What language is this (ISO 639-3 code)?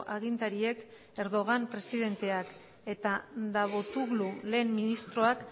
eus